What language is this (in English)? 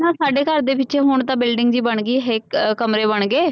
Punjabi